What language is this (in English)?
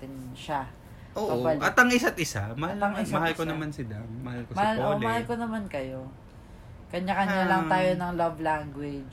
Filipino